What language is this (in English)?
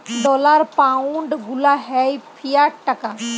Bangla